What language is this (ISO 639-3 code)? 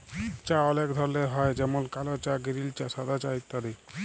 ben